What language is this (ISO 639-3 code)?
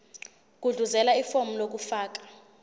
zul